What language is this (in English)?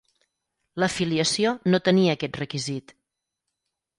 Catalan